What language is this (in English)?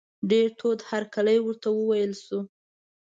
Pashto